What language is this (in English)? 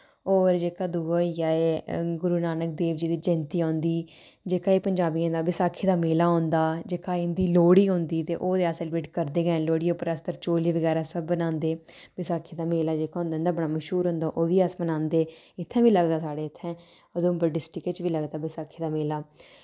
Dogri